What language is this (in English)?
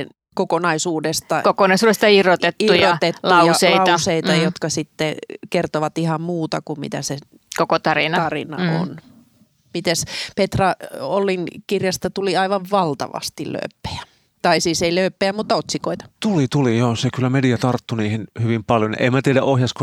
Finnish